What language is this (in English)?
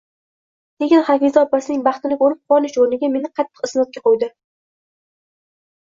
Uzbek